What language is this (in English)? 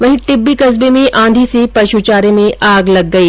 Hindi